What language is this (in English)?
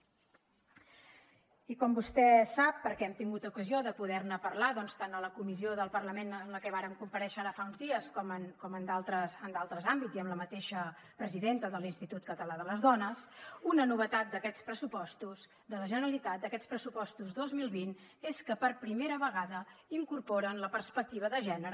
Catalan